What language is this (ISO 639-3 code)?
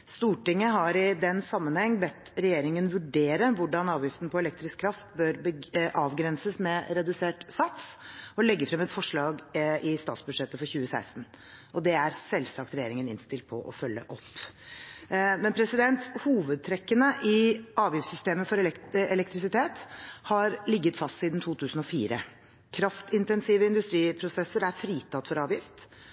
nob